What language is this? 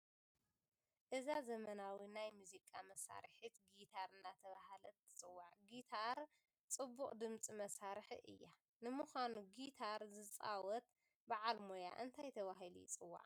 Tigrinya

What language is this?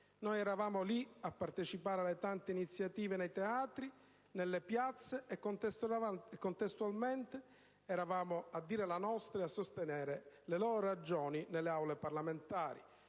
Italian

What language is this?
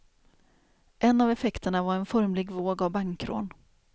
Swedish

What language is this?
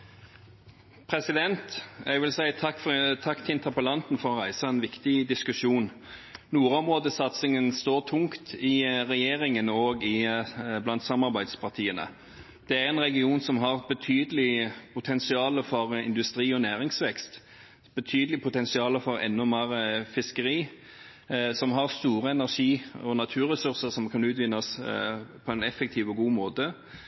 Norwegian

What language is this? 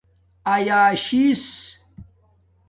Domaaki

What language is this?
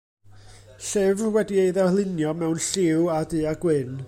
Welsh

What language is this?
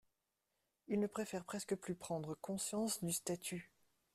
French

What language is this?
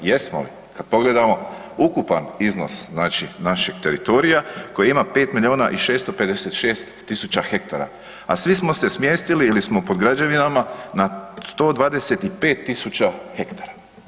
Croatian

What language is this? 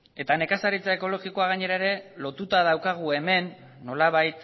Basque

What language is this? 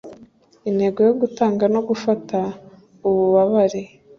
Kinyarwanda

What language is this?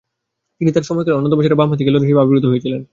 Bangla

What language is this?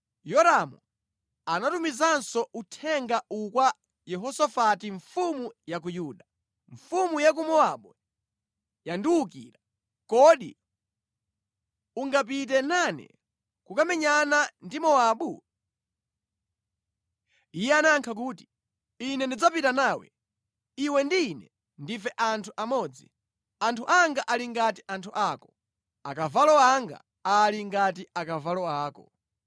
Nyanja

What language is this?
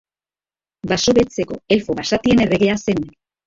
Basque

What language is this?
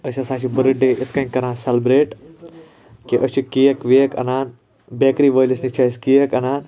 Kashmiri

